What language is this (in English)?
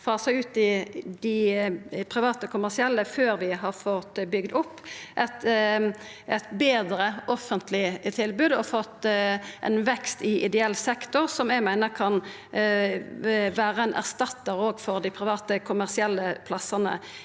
Norwegian